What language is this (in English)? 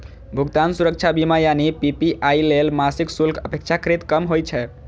Maithili